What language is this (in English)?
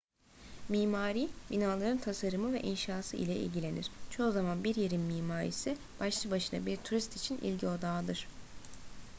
Turkish